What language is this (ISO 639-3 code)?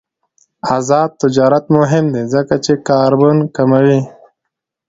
pus